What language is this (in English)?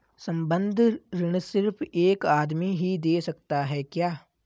Hindi